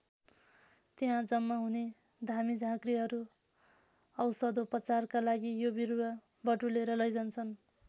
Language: Nepali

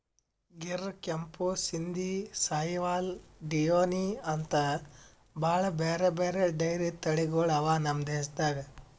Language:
Kannada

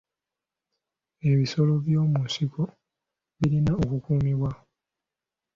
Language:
Ganda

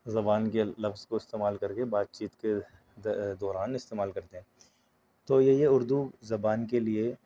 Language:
Urdu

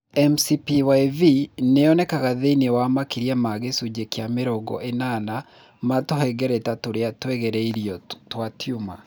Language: Kikuyu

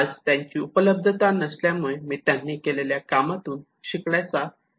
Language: Marathi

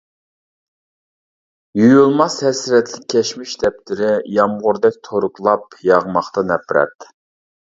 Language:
Uyghur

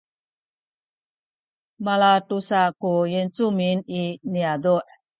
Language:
Sakizaya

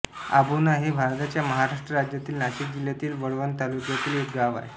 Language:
Marathi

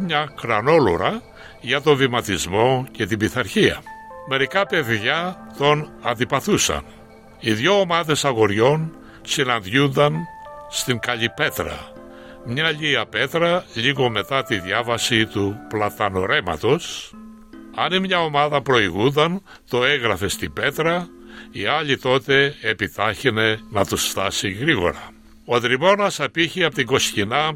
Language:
Greek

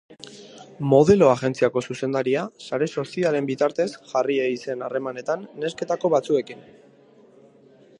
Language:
Basque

